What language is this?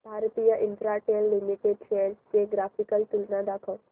Marathi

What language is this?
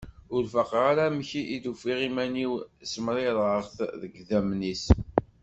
Kabyle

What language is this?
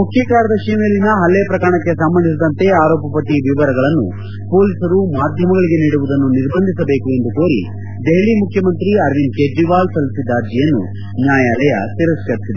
Kannada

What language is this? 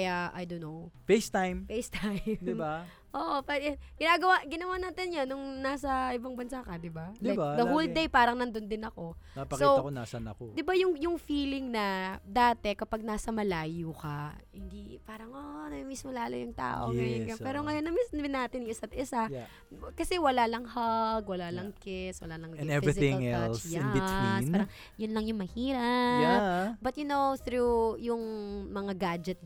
Filipino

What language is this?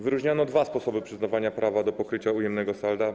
Polish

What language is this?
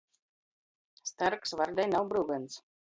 Latgalian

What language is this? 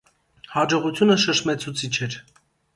Armenian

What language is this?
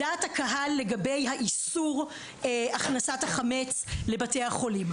Hebrew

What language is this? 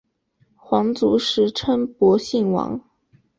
Chinese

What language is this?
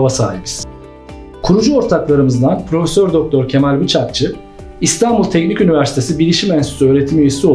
Turkish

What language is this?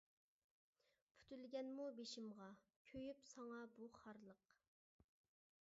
Uyghur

